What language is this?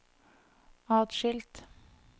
Norwegian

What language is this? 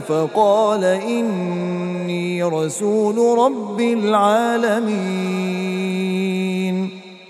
Arabic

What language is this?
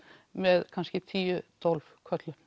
Icelandic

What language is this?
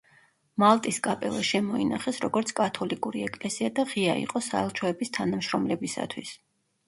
Georgian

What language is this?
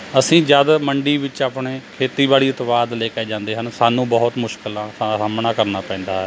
Punjabi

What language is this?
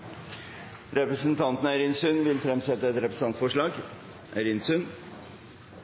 Norwegian Nynorsk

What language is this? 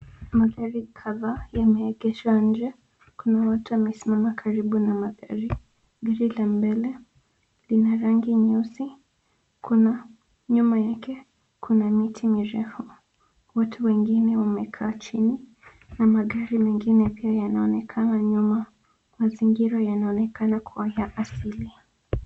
Swahili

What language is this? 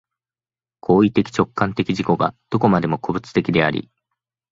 Japanese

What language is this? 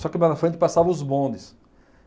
Portuguese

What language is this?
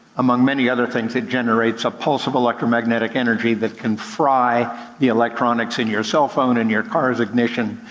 English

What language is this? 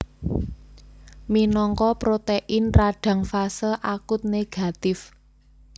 Javanese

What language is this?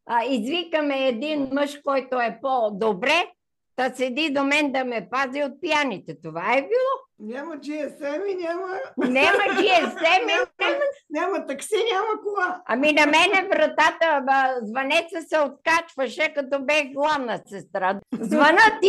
Bulgarian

